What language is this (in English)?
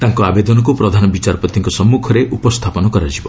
Odia